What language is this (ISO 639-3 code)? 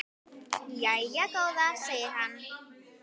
isl